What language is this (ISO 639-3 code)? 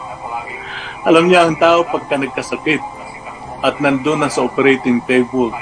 fil